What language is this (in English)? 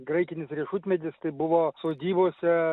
Lithuanian